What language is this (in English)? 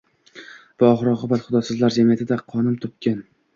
Uzbek